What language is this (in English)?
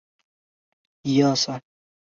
Chinese